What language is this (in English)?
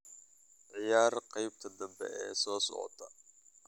Somali